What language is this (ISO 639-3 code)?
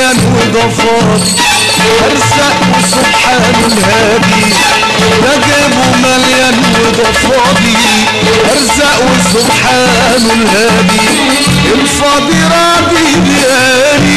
ara